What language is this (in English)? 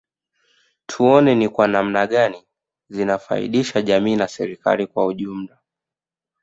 Swahili